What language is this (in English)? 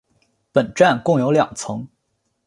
Chinese